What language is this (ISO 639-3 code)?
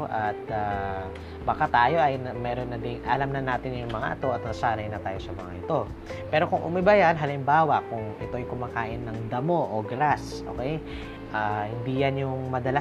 fil